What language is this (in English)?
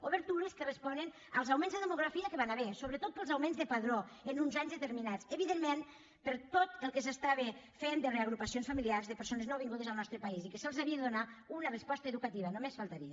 Catalan